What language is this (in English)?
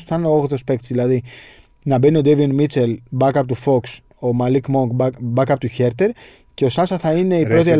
Greek